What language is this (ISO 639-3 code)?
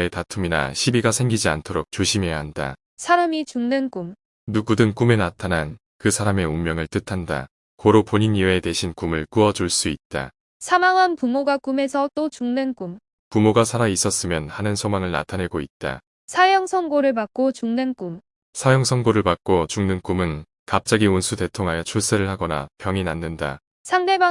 kor